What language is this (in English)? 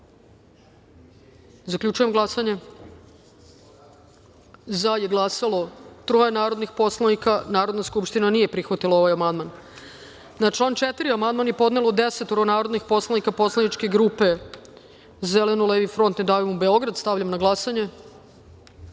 Serbian